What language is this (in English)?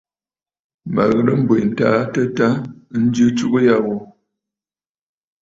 Bafut